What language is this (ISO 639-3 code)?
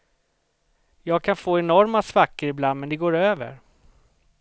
swe